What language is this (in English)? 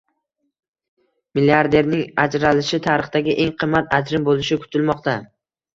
Uzbek